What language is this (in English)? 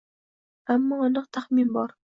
Uzbek